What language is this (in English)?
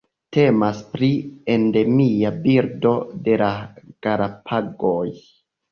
Esperanto